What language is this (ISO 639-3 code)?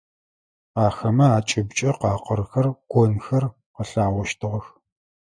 ady